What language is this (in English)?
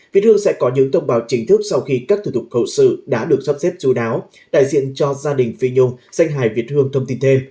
Vietnamese